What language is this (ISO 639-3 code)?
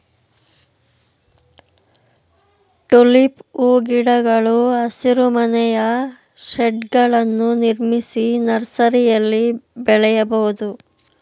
kan